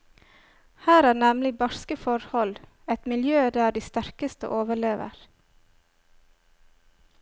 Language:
Norwegian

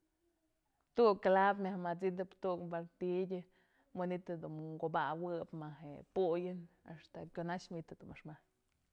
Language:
Mazatlán Mixe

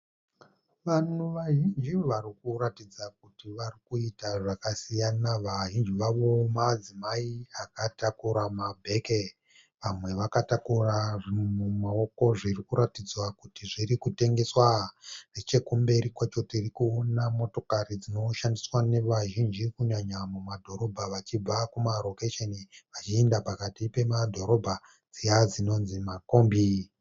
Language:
Shona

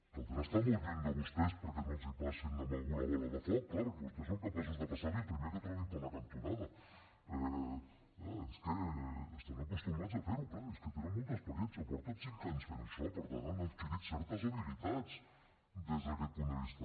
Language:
Catalan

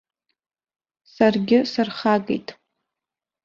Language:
Abkhazian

